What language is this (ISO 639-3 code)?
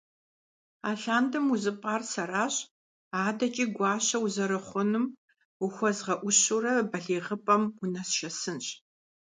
kbd